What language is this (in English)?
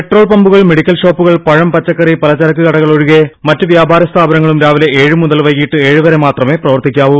Malayalam